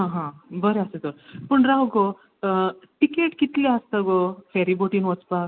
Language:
Konkani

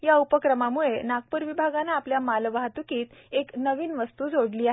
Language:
Marathi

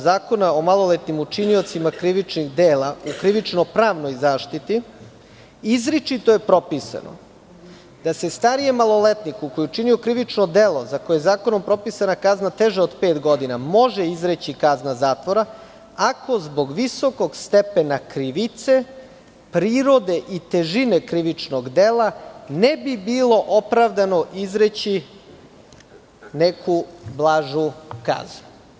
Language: Serbian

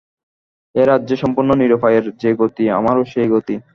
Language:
Bangla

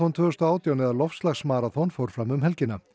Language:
Icelandic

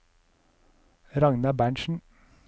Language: Norwegian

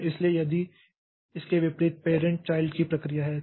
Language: Hindi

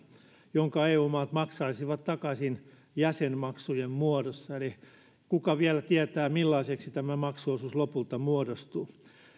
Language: Finnish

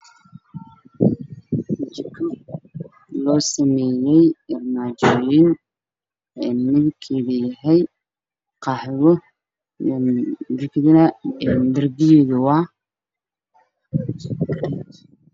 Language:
Somali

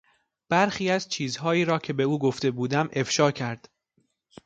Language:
Persian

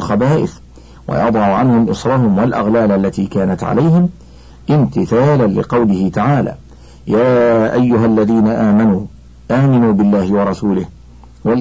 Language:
Arabic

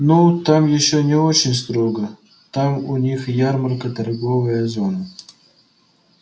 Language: Russian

